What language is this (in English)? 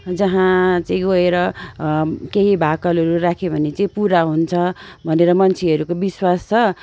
Nepali